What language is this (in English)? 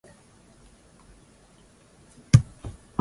Swahili